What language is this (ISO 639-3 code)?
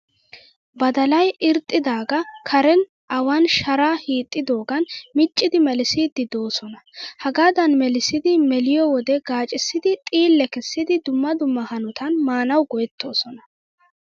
wal